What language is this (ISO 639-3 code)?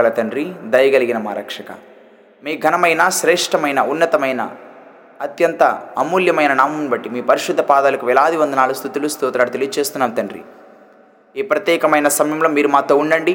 tel